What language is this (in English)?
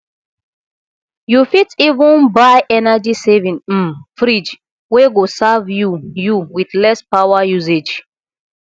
Nigerian Pidgin